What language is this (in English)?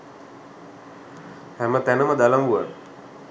Sinhala